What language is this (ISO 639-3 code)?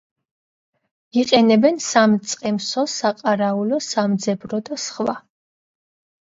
kat